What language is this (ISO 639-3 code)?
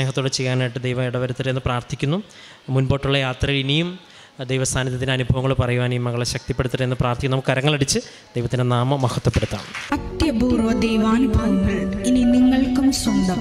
mal